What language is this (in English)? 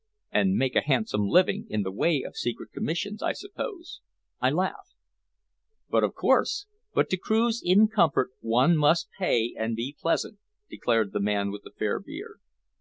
English